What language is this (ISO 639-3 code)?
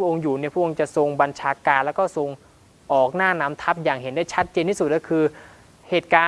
tha